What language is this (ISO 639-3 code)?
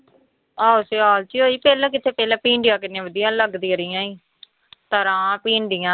pan